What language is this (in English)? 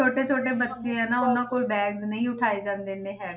Punjabi